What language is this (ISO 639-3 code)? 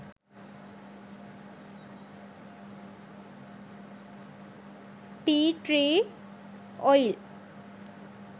sin